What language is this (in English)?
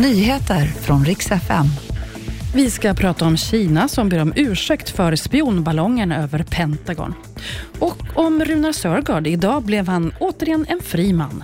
Swedish